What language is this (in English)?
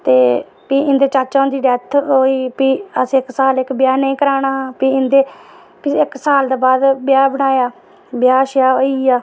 Dogri